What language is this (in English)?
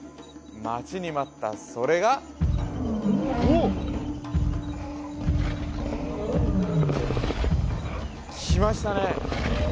Japanese